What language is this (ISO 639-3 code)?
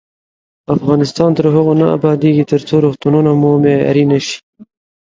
pus